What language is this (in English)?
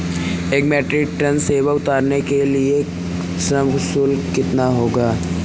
Hindi